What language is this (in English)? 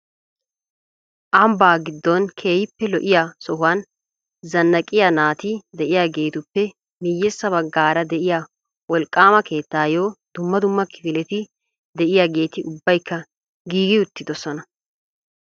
Wolaytta